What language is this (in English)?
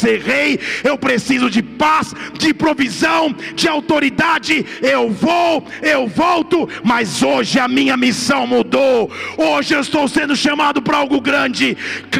Portuguese